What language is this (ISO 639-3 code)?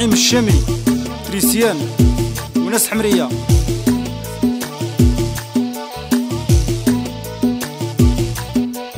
ara